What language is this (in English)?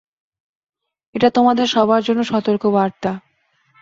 Bangla